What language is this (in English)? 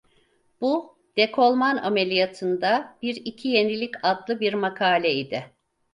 Turkish